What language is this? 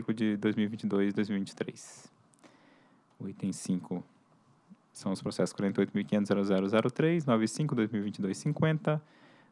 Portuguese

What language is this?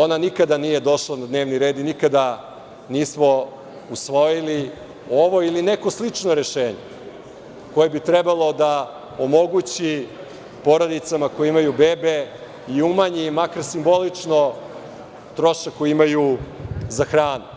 Serbian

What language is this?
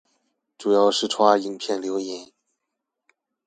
Chinese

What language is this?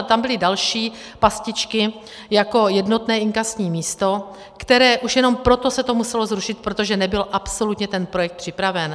Czech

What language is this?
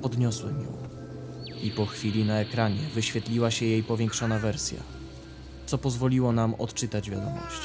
Polish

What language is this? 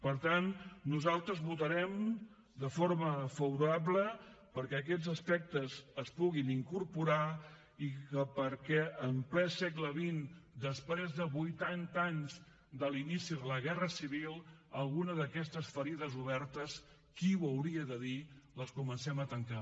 Catalan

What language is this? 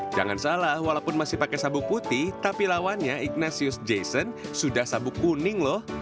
Indonesian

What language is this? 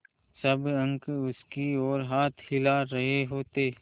Hindi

